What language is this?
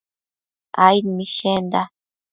Matsés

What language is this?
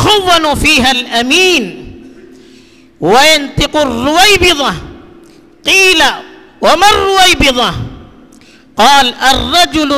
Urdu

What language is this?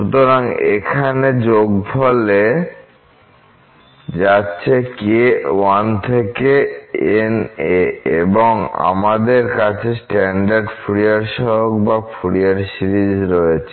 Bangla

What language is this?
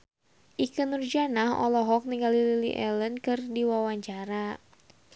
Sundanese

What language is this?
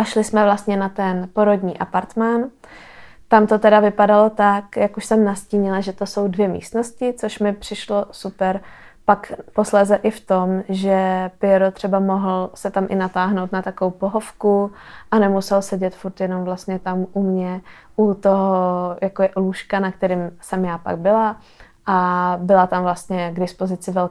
Czech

